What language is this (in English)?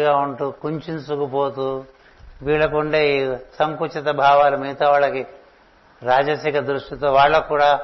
Telugu